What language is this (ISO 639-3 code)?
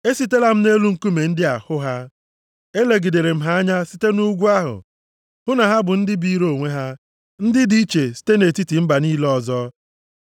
ibo